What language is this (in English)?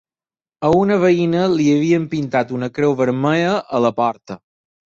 Catalan